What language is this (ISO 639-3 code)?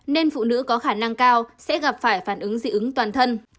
vie